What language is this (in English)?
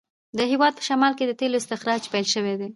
Pashto